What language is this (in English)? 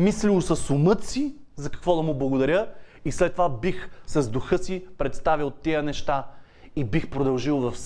Bulgarian